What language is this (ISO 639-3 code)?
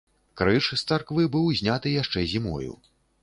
bel